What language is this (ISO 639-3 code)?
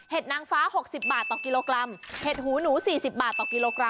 tha